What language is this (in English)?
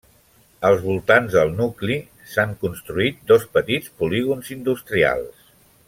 Catalan